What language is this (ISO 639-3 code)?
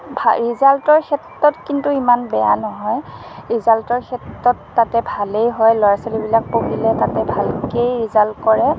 asm